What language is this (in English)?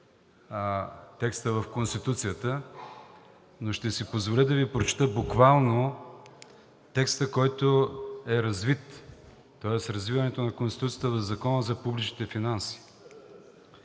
Bulgarian